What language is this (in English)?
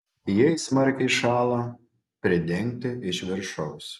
Lithuanian